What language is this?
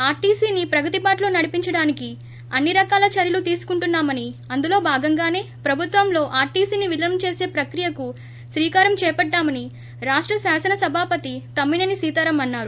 Telugu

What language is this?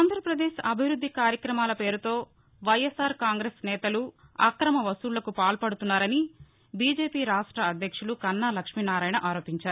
Telugu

